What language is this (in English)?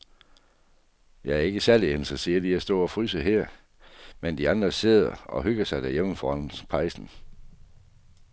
Danish